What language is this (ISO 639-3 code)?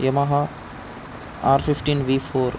tel